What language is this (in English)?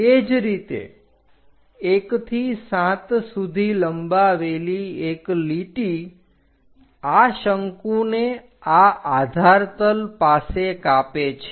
Gujarati